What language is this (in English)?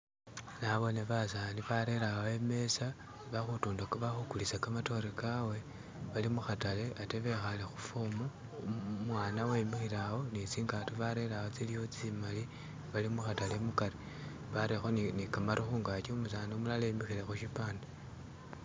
Masaaba